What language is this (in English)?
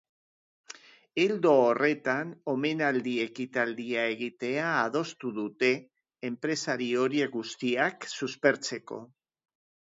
Basque